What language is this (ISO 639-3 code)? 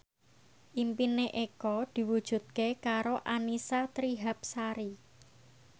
jav